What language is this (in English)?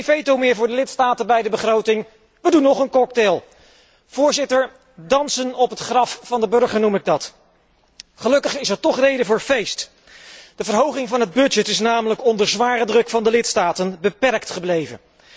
Dutch